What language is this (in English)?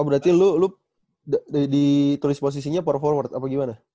Indonesian